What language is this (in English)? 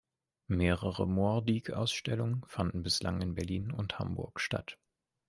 German